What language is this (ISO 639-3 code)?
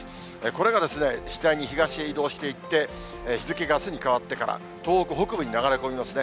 jpn